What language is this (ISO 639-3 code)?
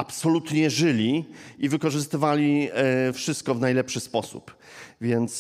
pol